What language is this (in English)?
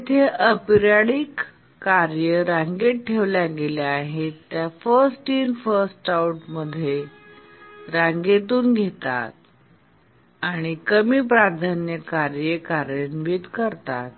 Marathi